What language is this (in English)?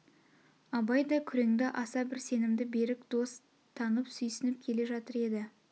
Kazakh